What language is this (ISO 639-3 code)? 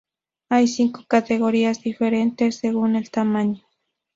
spa